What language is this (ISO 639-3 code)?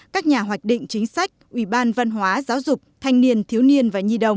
vie